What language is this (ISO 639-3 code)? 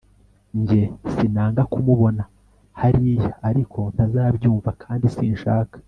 kin